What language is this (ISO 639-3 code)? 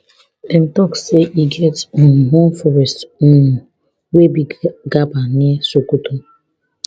pcm